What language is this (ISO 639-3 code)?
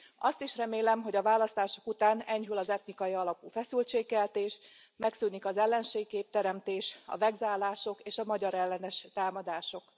hun